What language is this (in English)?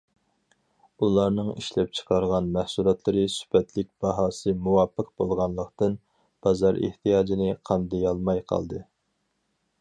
Uyghur